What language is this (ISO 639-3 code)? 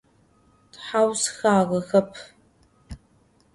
ady